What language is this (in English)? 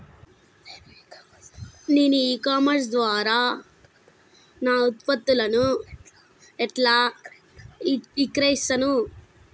Telugu